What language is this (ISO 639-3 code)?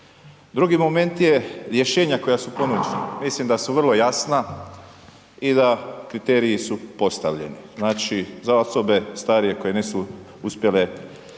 hrv